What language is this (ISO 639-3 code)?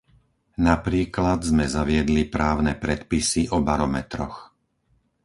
slk